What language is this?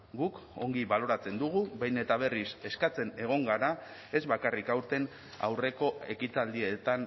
Basque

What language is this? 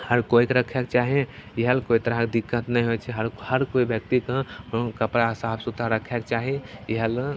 Maithili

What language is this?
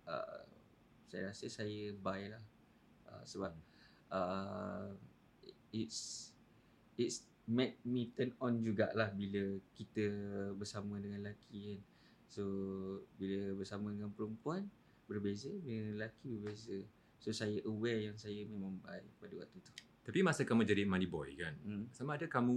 Malay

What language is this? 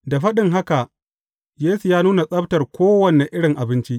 Hausa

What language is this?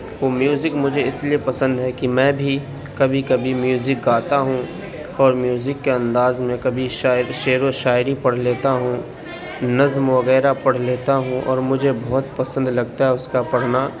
Urdu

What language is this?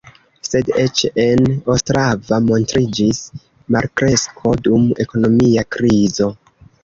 Esperanto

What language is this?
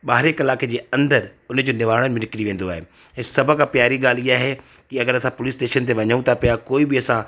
Sindhi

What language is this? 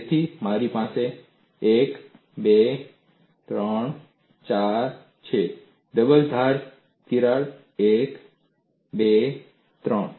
Gujarati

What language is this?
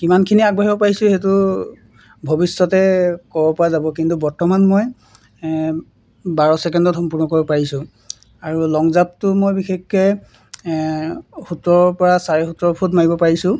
Assamese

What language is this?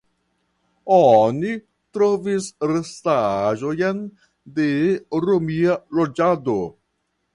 Esperanto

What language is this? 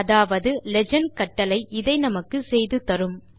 Tamil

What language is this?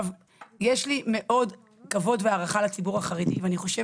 Hebrew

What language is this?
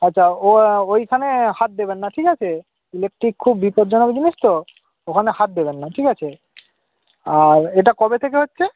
Bangla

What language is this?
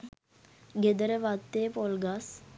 Sinhala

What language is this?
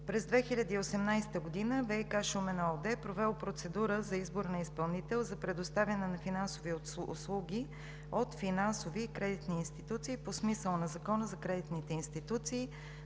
Bulgarian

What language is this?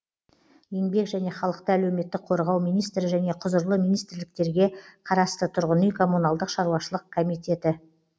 Kazakh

